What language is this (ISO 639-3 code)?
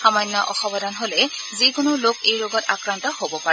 asm